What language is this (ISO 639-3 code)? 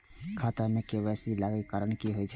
mai